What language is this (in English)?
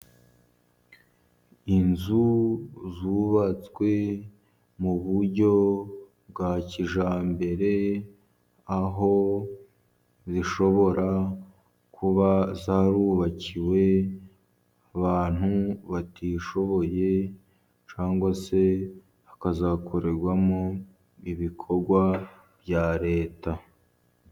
Kinyarwanda